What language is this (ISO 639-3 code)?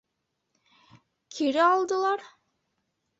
bak